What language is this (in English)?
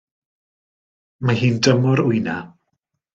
Welsh